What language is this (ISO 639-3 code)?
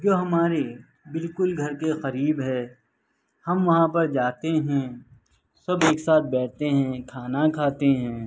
urd